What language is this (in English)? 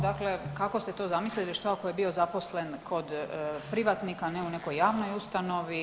Croatian